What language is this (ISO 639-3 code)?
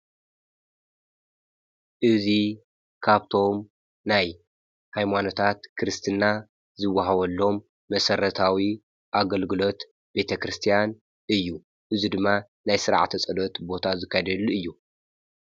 tir